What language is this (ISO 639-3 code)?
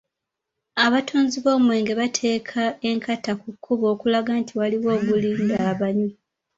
lug